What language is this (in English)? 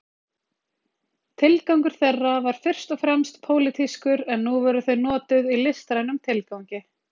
Icelandic